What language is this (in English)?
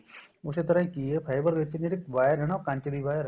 Punjabi